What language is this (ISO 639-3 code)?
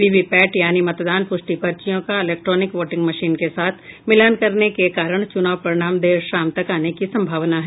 hin